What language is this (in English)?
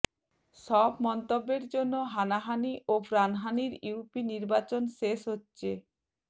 Bangla